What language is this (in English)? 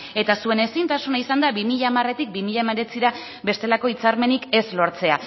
Basque